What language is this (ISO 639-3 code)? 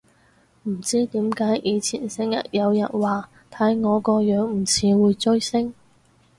yue